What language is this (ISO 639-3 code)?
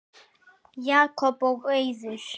isl